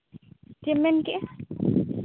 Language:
Santali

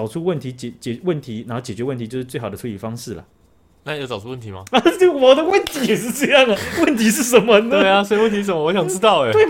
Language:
Chinese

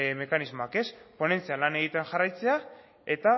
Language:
Basque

